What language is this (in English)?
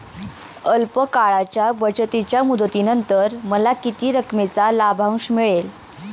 Marathi